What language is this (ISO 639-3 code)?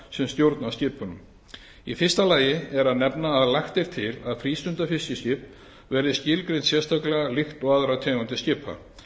isl